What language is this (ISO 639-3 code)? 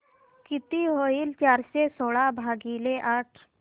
mar